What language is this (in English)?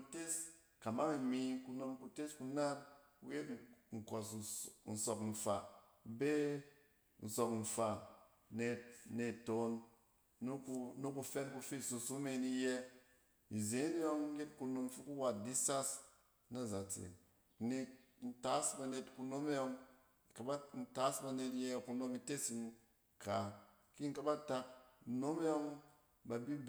Cen